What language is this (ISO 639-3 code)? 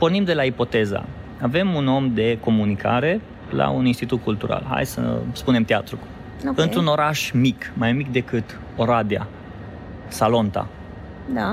ron